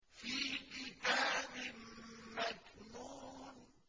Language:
Arabic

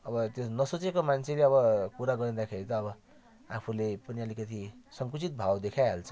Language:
Nepali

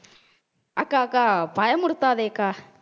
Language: Tamil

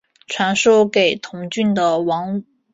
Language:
Chinese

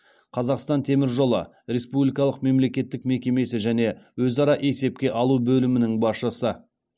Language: Kazakh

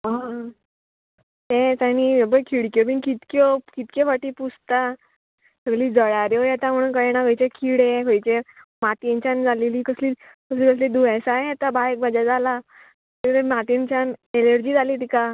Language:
Konkani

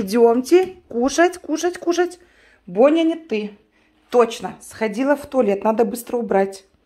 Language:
Russian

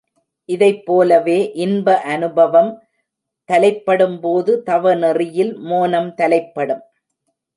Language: Tamil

